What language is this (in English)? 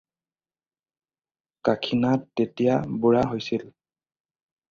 Assamese